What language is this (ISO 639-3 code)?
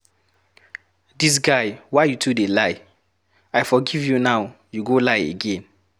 pcm